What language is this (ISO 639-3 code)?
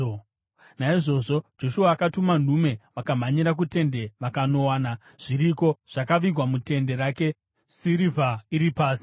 sna